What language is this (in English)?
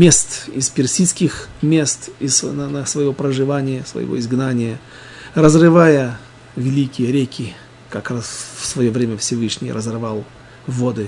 Russian